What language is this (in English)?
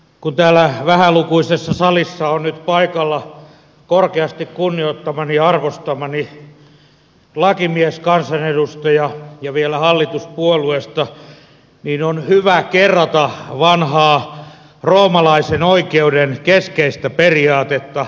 Finnish